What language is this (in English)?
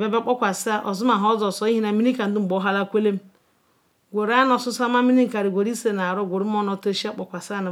Ikwere